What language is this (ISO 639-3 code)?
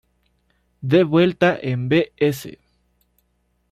spa